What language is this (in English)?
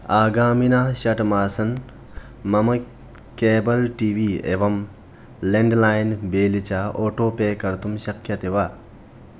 Sanskrit